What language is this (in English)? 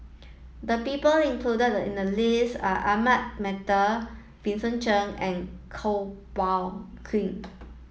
English